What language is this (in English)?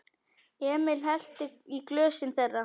Icelandic